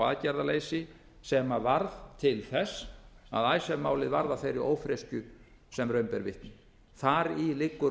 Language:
Icelandic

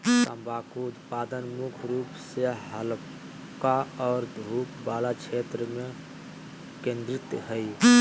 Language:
Magahi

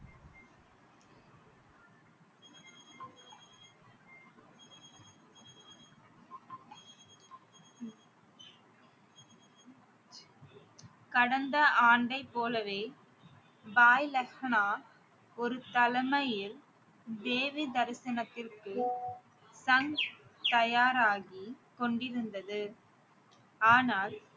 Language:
Tamil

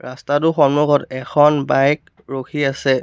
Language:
Assamese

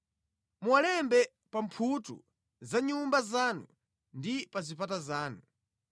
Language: Nyanja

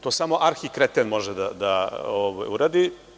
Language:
Serbian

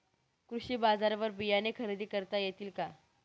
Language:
Marathi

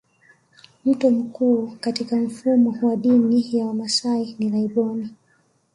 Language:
Swahili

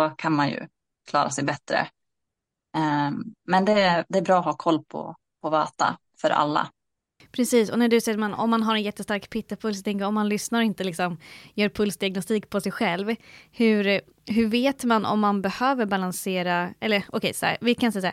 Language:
Swedish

